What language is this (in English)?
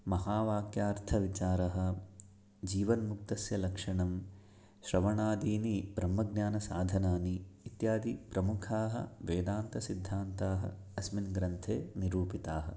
Sanskrit